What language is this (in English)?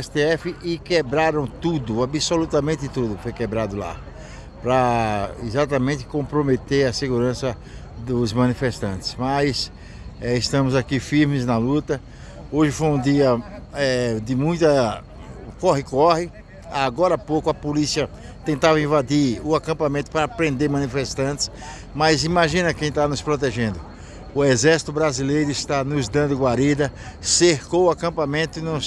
Portuguese